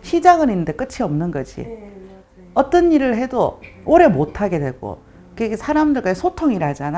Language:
Korean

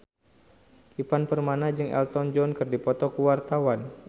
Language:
Sundanese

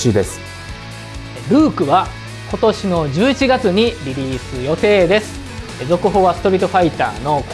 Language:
Japanese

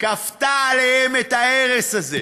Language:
Hebrew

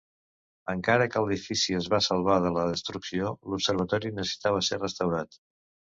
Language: Catalan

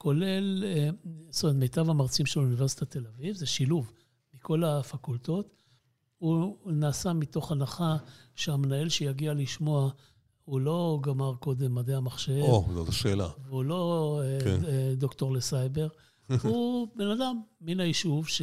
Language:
Hebrew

